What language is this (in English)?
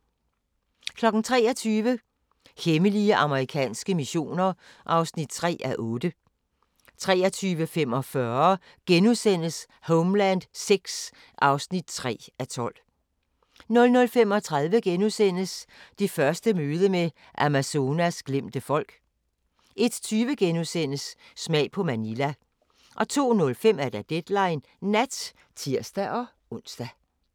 Danish